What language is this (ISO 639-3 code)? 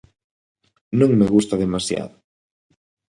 glg